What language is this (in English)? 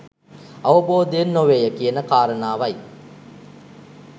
Sinhala